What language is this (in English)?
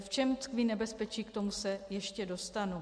Czech